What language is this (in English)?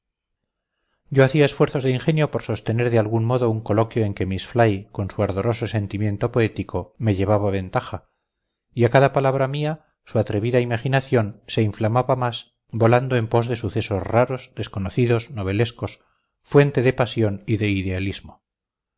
Spanish